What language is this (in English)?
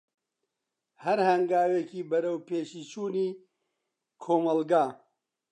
Central Kurdish